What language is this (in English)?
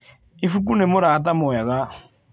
Kikuyu